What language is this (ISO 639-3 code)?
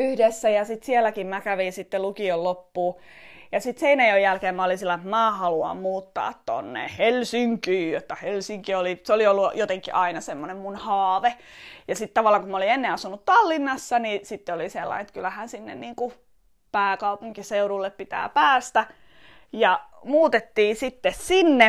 fin